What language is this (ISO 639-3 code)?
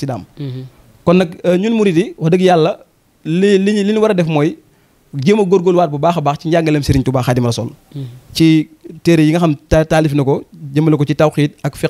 ara